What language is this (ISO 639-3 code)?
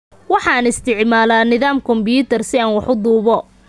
som